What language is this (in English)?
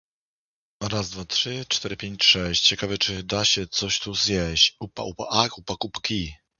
Polish